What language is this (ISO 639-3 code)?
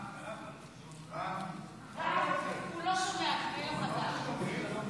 heb